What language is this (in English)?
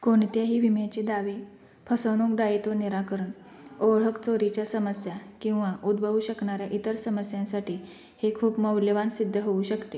Marathi